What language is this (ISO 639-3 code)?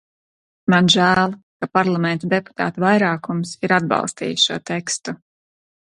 lav